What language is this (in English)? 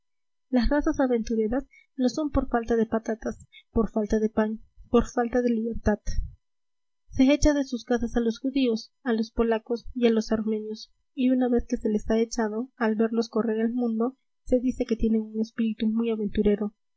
Spanish